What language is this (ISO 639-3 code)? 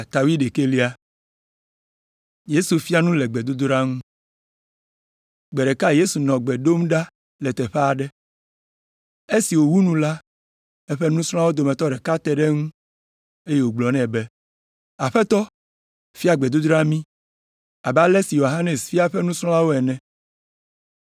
ewe